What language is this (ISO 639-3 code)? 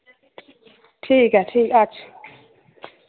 doi